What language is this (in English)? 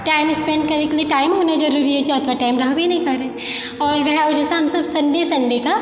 Maithili